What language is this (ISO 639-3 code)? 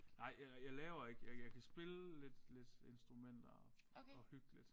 dan